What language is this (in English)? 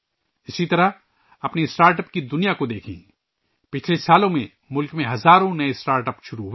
Urdu